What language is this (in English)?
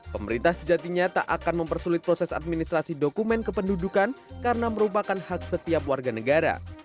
Indonesian